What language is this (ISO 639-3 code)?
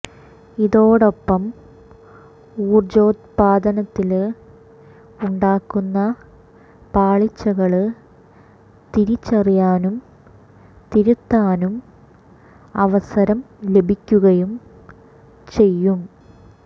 mal